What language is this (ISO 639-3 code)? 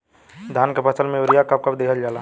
bho